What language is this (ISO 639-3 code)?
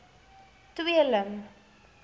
afr